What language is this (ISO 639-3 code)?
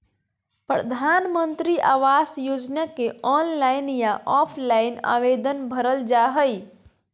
mag